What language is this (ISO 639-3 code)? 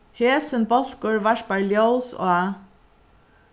fao